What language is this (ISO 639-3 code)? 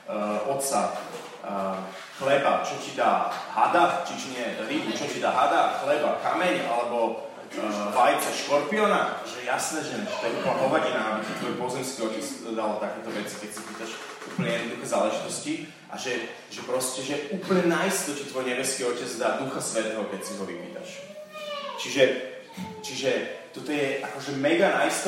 slk